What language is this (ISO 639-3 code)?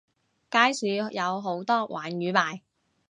yue